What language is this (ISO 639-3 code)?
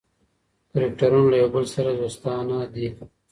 pus